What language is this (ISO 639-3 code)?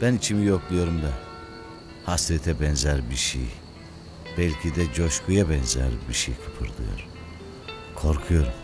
tur